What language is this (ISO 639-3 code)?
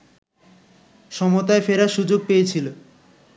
ben